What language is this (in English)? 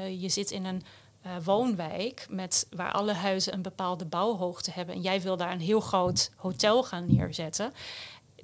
Dutch